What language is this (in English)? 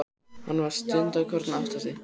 Icelandic